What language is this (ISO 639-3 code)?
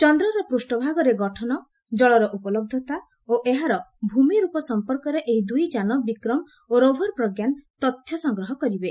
ori